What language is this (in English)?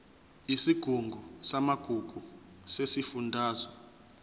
Zulu